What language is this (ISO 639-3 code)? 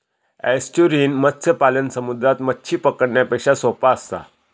mar